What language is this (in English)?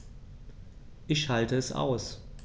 German